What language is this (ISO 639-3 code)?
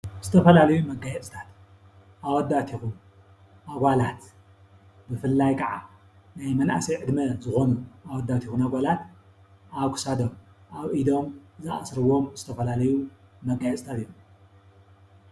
tir